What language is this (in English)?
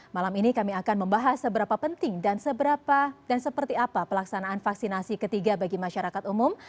Indonesian